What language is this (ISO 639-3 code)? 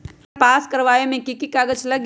mag